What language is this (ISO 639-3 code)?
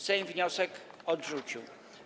pol